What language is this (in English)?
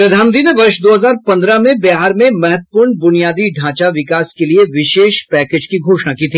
Hindi